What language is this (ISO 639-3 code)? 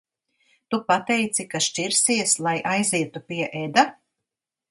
lav